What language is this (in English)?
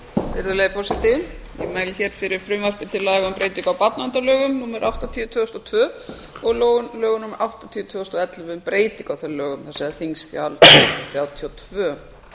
Icelandic